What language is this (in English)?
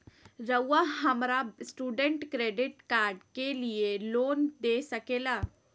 Magahi